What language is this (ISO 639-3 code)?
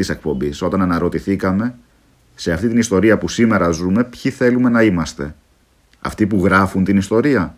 ell